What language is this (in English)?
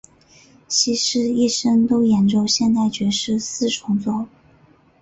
Chinese